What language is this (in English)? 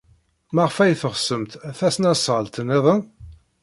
Kabyle